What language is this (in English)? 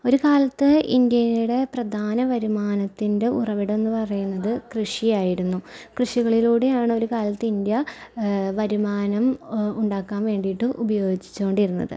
Malayalam